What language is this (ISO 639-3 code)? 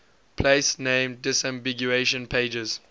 eng